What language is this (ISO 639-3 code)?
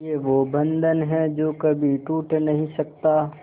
hin